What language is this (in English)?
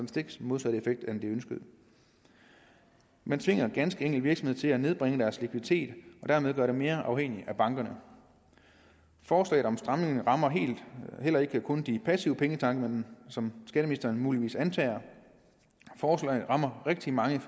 Danish